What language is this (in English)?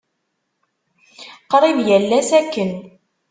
Kabyle